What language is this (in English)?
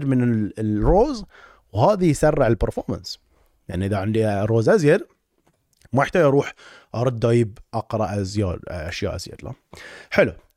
Arabic